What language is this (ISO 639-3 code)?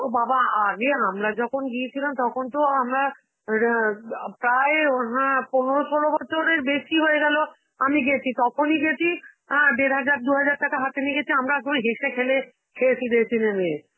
ben